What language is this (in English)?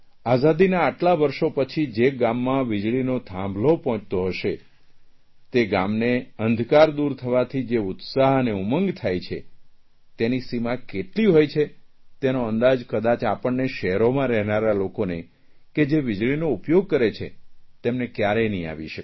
Gujarati